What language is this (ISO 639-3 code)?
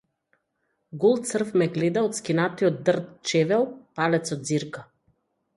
mkd